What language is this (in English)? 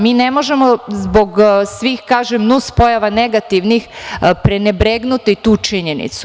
Serbian